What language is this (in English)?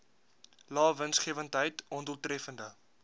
Afrikaans